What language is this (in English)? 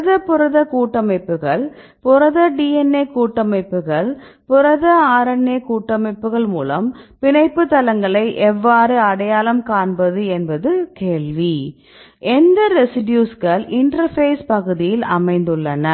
Tamil